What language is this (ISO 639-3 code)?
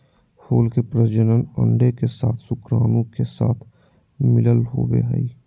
mag